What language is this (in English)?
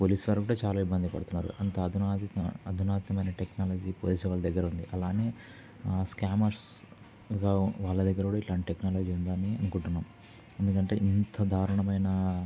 Telugu